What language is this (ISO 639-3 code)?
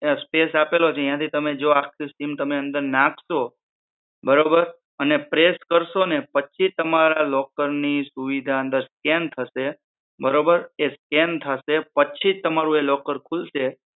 guj